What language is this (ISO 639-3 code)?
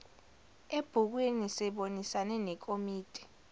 zul